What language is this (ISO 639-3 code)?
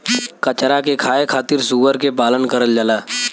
bho